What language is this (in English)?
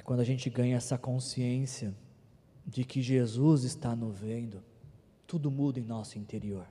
Portuguese